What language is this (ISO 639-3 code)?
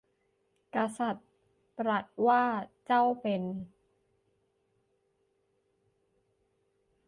tha